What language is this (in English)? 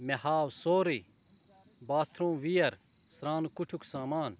Kashmiri